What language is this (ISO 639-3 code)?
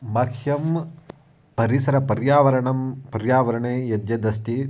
san